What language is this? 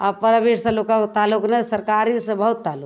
Maithili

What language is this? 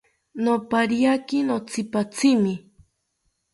South Ucayali Ashéninka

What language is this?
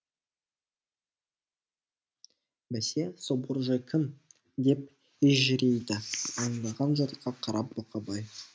Kazakh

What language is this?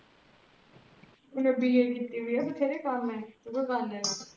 Punjabi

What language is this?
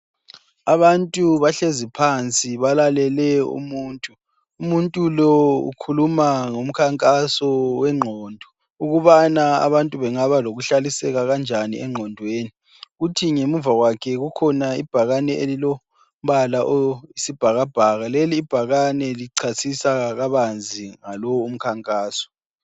North Ndebele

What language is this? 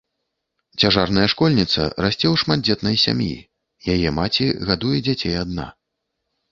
Belarusian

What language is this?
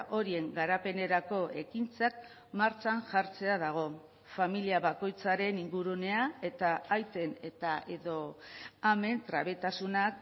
Basque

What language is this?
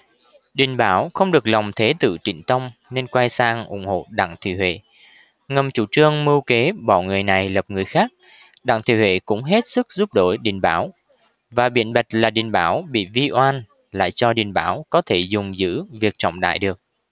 Vietnamese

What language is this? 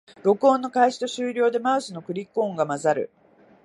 Japanese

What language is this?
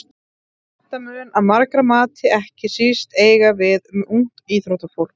Icelandic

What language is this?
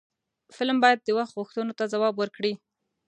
Pashto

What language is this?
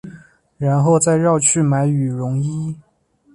Chinese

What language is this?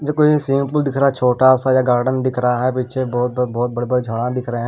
Hindi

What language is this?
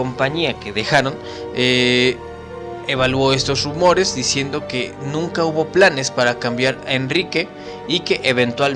Spanish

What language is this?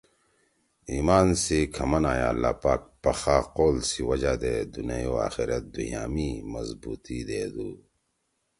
Torwali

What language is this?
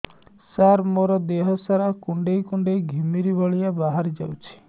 Odia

